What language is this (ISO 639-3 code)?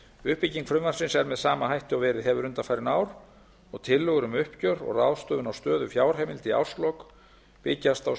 isl